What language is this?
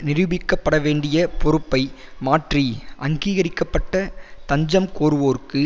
Tamil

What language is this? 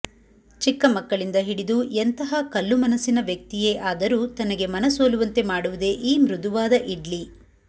Kannada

